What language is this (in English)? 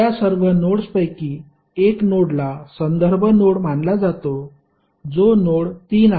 Marathi